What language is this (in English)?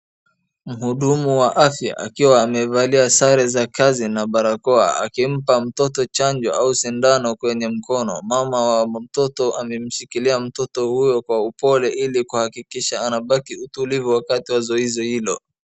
Swahili